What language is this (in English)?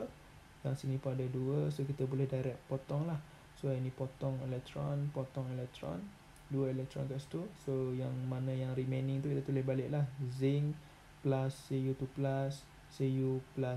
Malay